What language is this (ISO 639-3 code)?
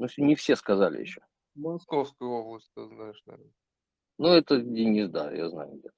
rus